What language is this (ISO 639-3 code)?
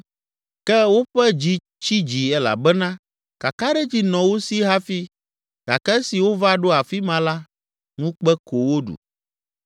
ewe